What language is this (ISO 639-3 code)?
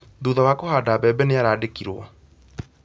kik